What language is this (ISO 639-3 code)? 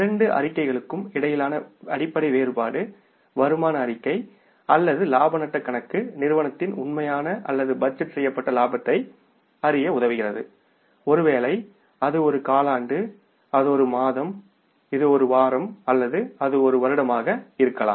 tam